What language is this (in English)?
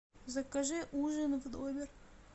Russian